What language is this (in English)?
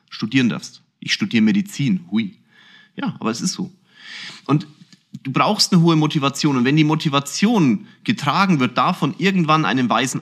German